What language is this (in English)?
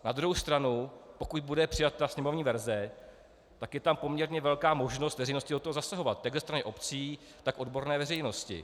Czech